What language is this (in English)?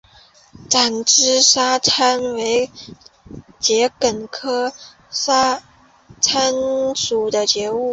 Chinese